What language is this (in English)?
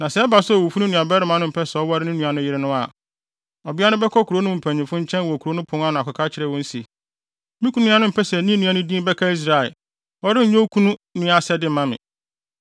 Akan